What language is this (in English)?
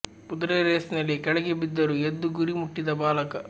Kannada